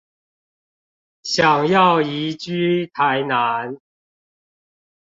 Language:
Chinese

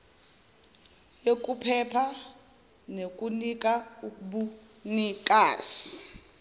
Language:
Zulu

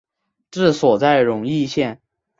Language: Chinese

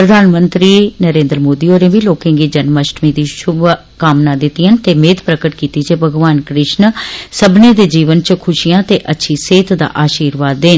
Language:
Dogri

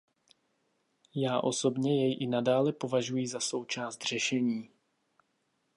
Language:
Czech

